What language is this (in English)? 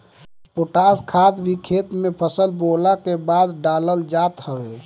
Bhojpuri